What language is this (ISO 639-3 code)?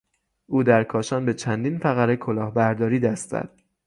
fas